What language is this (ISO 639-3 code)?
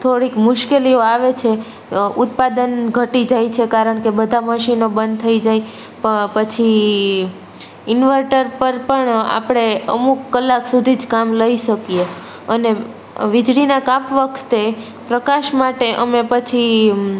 guj